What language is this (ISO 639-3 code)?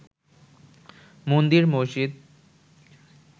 ben